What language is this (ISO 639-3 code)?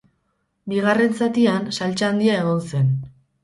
eus